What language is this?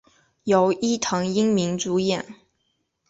Chinese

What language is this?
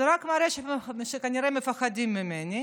Hebrew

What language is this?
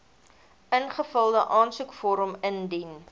Afrikaans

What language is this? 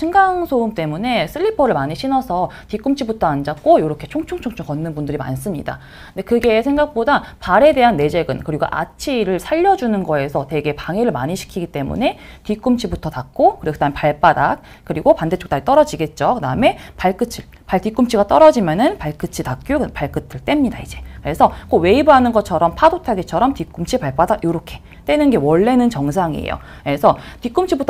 Korean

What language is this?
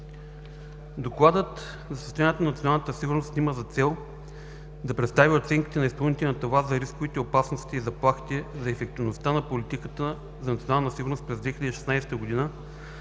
Bulgarian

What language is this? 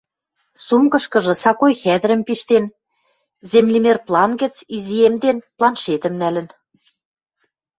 Western Mari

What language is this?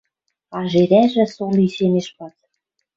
Western Mari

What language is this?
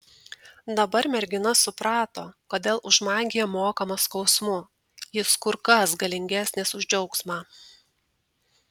Lithuanian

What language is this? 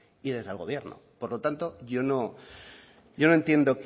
Spanish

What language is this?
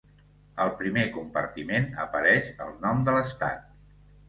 Catalan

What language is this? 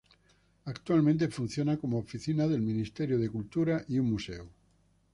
Spanish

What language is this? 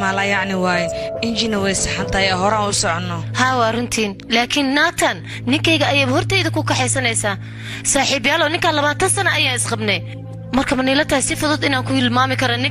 Arabic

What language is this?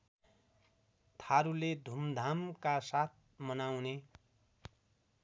Nepali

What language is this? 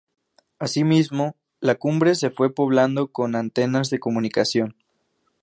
Spanish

